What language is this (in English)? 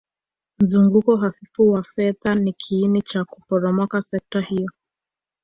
Swahili